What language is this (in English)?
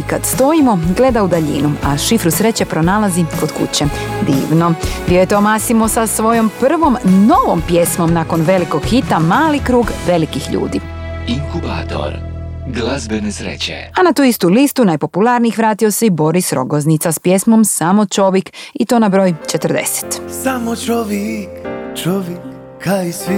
Croatian